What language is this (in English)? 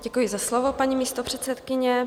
Czech